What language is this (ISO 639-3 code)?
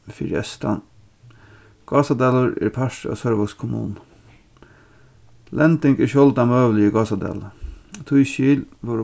fao